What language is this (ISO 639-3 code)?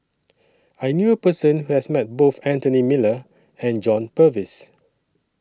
eng